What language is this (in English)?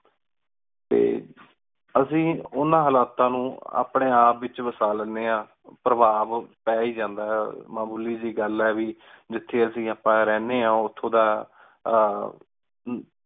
Punjabi